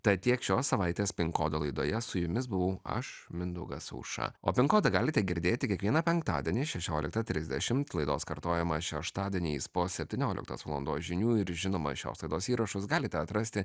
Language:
Lithuanian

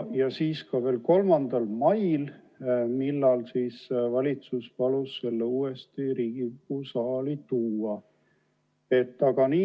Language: Estonian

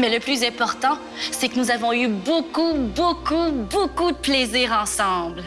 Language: French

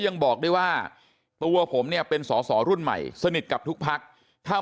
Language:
Thai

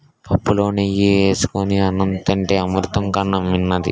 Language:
Telugu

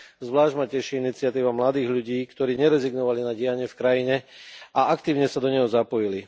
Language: Slovak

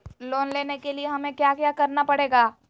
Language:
Magahi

